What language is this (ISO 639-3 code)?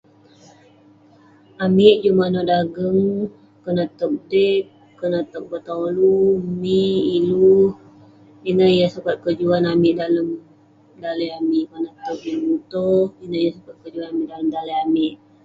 pne